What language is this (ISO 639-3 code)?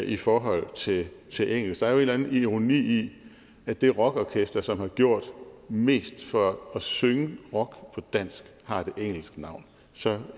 dan